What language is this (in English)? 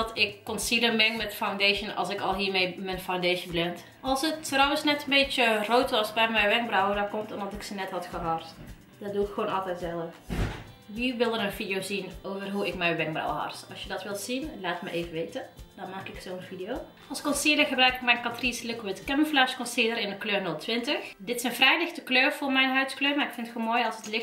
Dutch